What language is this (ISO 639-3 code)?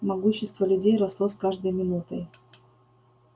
rus